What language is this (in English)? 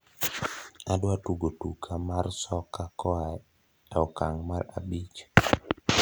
Luo (Kenya and Tanzania)